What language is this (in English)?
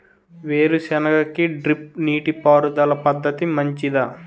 Telugu